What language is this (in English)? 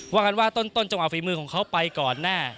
Thai